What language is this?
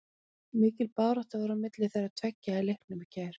Icelandic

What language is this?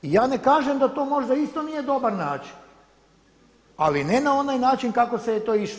Croatian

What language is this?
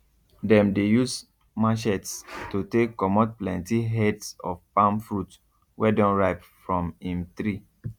Nigerian Pidgin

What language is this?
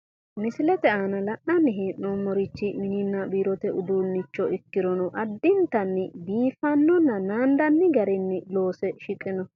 Sidamo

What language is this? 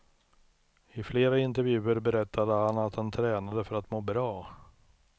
Swedish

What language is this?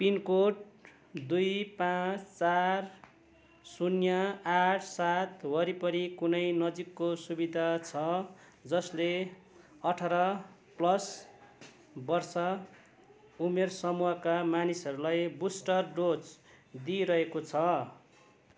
Nepali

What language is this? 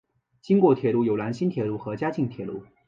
Chinese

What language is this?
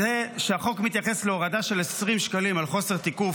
Hebrew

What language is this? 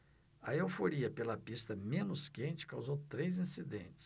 Portuguese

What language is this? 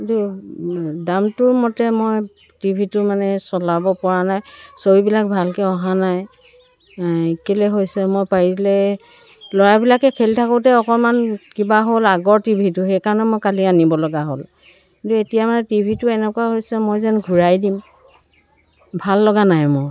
Assamese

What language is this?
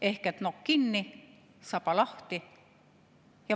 Estonian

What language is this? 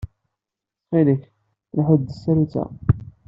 Kabyle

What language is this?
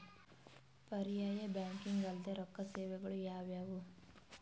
Kannada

